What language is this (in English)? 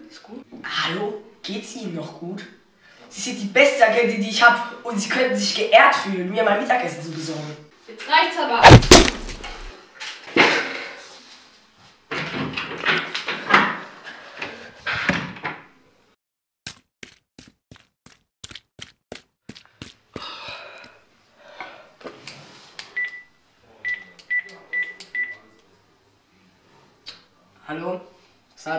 German